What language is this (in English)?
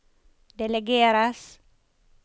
Norwegian